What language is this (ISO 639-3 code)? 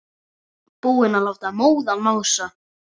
isl